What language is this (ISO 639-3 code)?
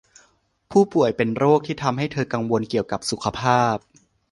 tha